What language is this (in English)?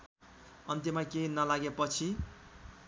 Nepali